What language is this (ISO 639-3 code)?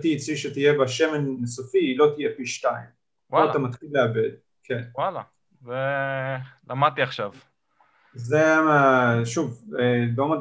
heb